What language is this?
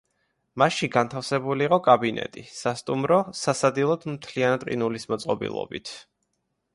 Georgian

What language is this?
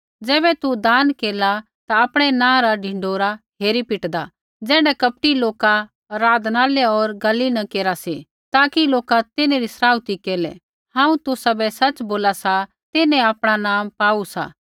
Kullu Pahari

